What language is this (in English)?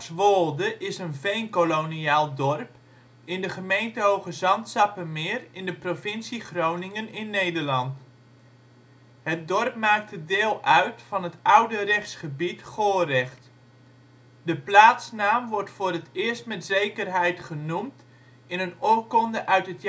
Dutch